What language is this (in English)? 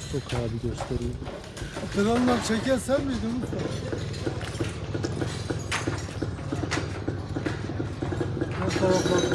Turkish